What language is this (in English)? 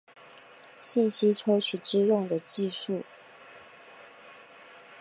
Chinese